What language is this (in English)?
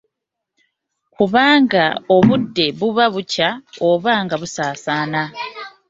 Ganda